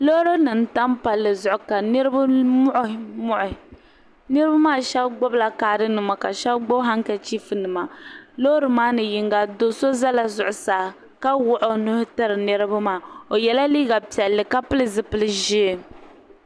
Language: Dagbani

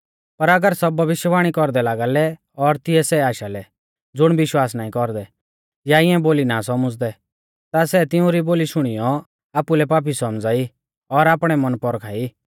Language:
Mahasu Pahari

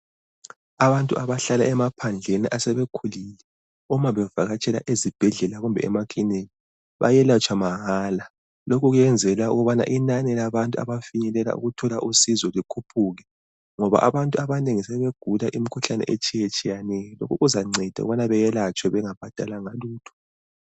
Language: North Ndebele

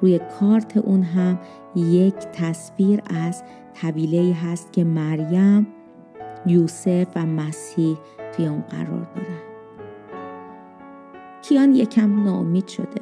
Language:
Persian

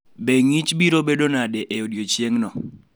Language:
Luo (Kenya and Tanzania)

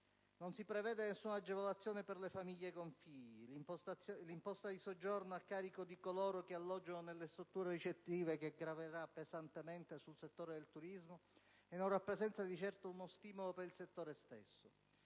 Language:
Italian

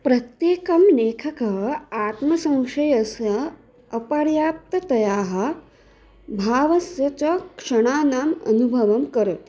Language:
Sanskrit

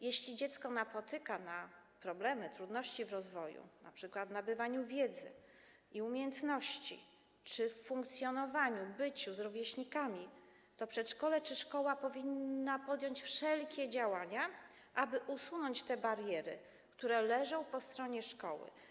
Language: Polish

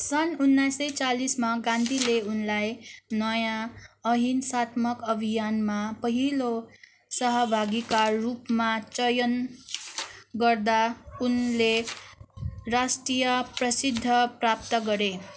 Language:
Nepali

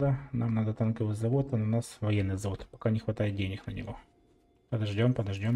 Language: Russian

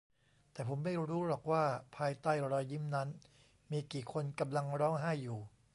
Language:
Thai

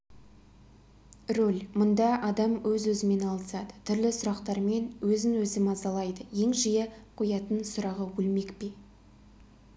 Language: Kazakh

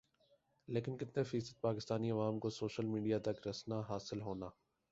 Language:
Urdu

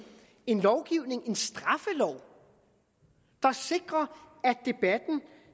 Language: Danish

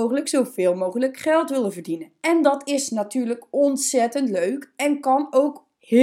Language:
Dutch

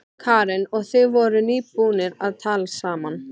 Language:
Icelandic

